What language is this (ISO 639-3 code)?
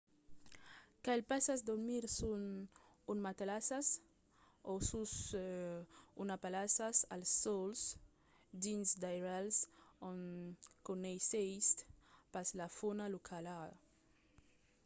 oci